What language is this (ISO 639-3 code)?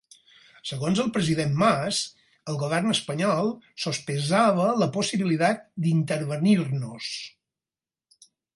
cat